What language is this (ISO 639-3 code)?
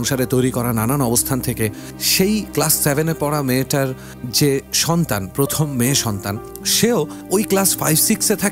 ben